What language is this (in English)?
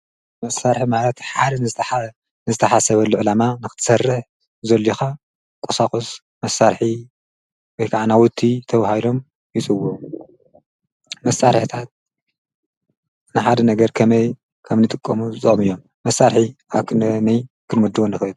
Tigrinya